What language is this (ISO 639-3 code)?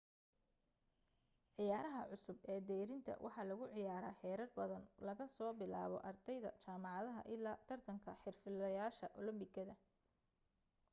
som